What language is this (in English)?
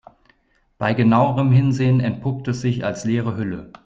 German